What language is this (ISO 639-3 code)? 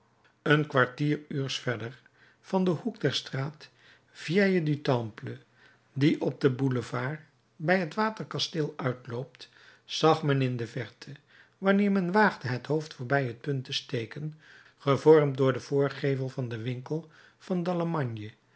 nld